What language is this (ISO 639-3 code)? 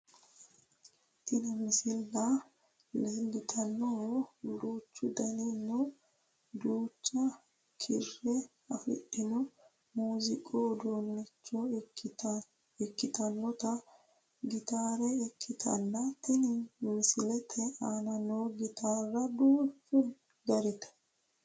sid